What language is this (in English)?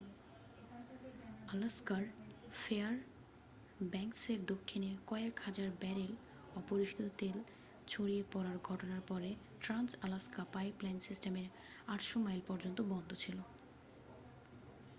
Bangla